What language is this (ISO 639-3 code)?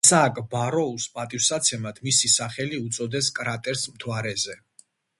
kat